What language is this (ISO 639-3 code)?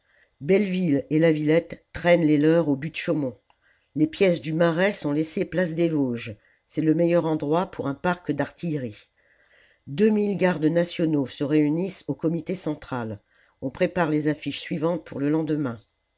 fra